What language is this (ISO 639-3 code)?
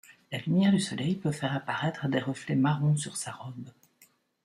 fra